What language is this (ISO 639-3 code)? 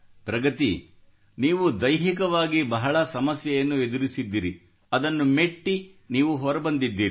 kan